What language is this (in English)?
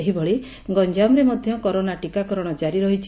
Odia